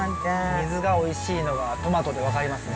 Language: Japanese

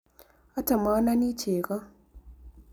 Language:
Kalenjin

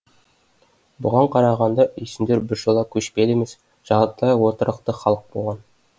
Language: Kazakh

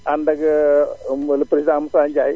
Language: Wolof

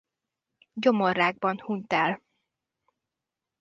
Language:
Hungarian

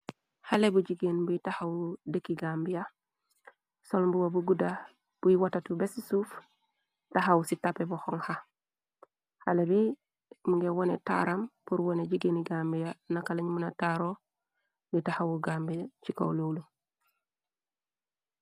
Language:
Wolof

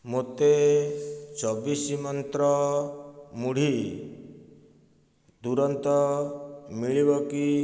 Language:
Odia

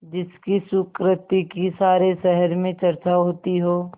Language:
Hindi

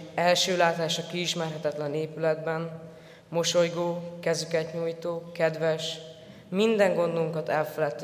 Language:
Hungarian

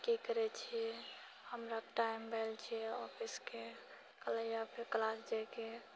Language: Maithili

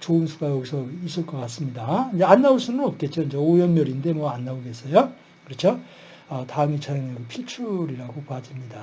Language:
Korean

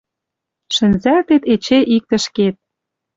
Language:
Western Mari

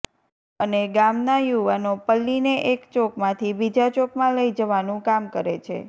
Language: Gujarati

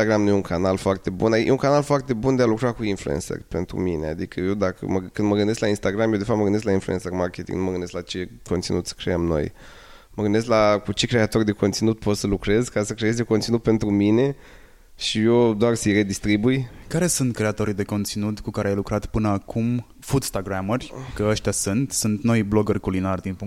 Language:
Romanian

